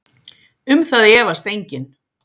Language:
Icelandic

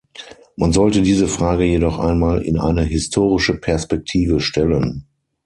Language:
German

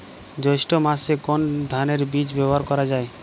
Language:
Bangla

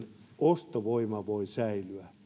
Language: Finnish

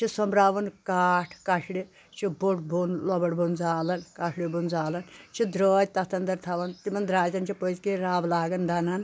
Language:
Kashmiri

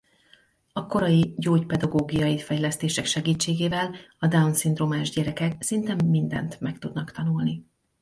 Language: Hungarian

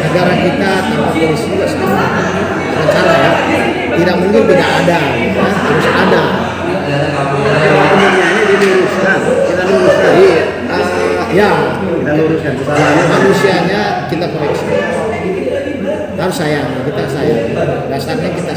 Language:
Indonesian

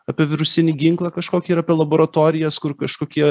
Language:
Lithuanian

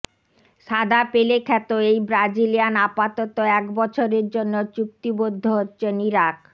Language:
Bangla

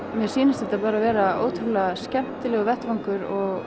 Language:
Icelandic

